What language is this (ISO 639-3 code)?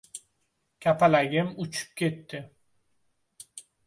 uzb